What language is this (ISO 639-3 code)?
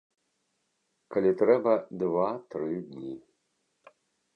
bel